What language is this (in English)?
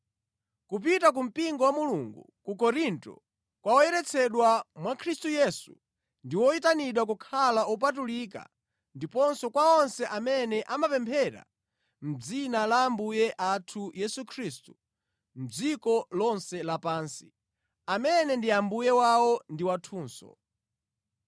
Nyanja